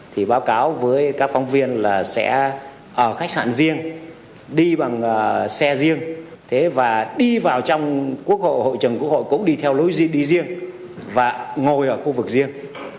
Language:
Vietnamese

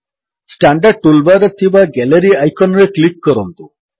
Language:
Odia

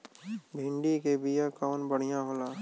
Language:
Bhojpuri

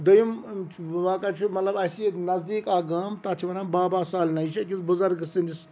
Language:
Kashmiri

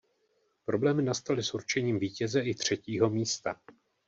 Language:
Czech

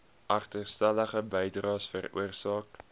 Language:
Afrikaans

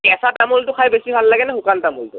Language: Assamese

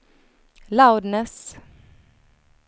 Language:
Swedish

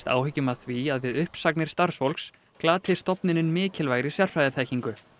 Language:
Icelandic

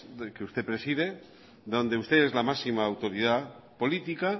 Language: Spanish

